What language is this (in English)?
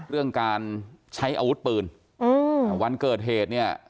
Thai